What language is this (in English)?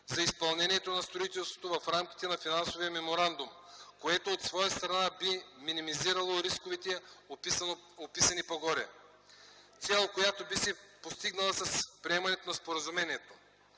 Bulgarian